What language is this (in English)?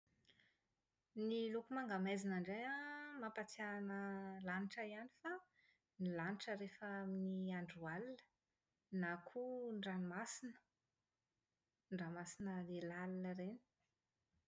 Malagasy